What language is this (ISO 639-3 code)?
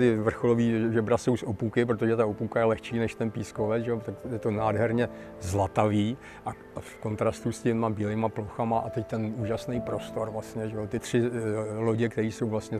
ces